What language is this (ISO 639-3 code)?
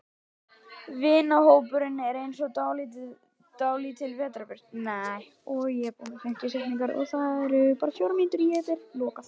isl